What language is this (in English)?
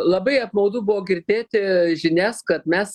Lithuanian